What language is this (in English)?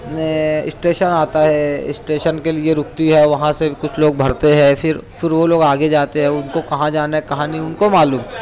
Urdu